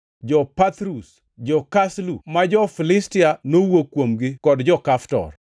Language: Luo (Kenya and Tanzania)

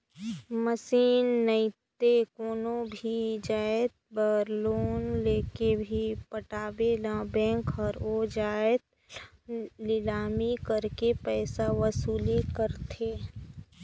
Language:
Chhattisgarhi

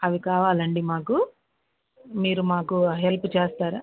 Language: Telugu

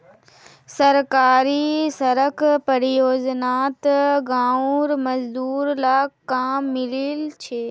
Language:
Magahi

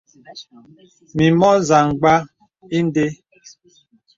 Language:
Bebele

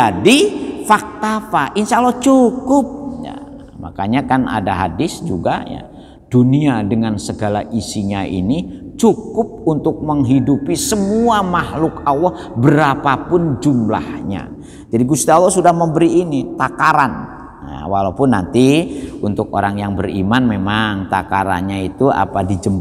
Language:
Indonesian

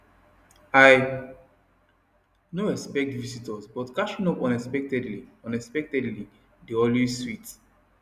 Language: Nigerian Pidgin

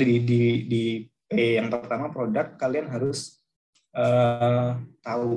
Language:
Indonesian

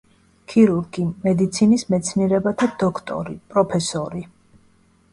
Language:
Georgian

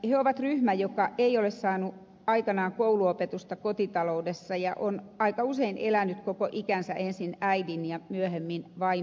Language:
Finnish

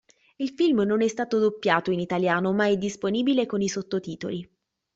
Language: Italian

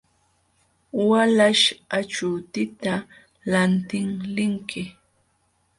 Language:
Jauja Wanca Quechua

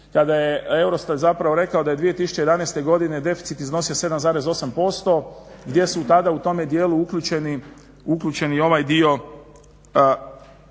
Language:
Croatian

